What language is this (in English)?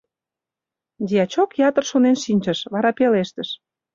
Mari